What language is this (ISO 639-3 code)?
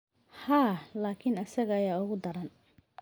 som